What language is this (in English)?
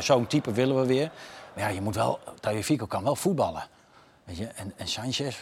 Dutch